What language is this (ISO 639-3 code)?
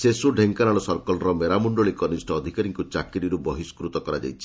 ori